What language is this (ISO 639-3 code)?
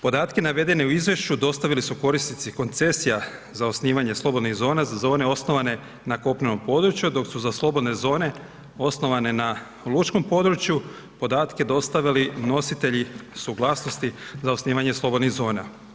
hrv